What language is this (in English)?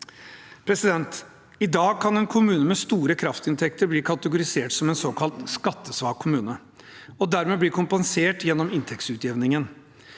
Norwegian